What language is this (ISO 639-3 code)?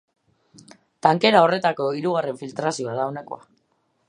eus